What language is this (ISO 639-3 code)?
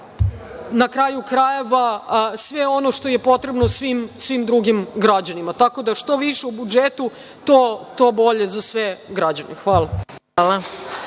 srp